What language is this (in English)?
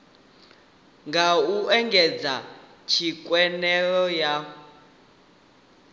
Venda